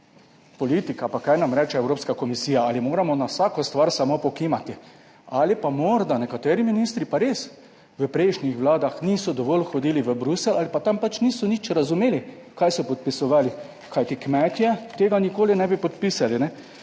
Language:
Slovenian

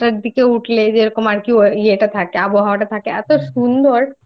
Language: Bangla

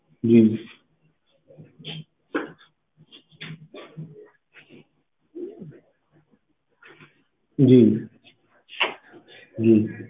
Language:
Punjabi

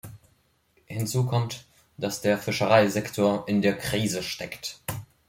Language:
German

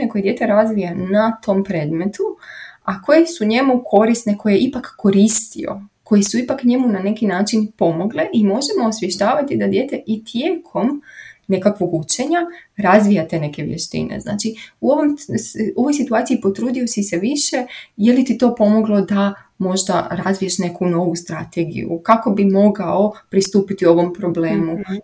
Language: Croatian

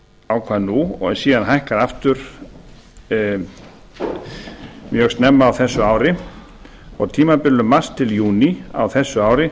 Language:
Icelandic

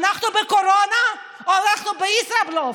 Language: Hebrew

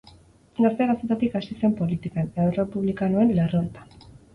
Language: Basque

